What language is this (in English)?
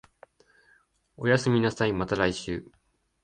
Japanese